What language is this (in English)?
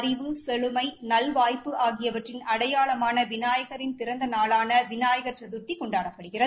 Tamil